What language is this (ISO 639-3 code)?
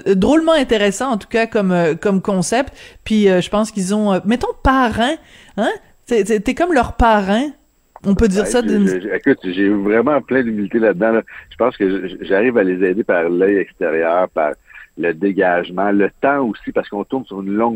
fra